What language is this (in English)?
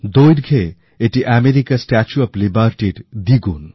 Bangla